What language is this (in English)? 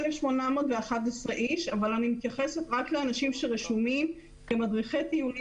Hebrew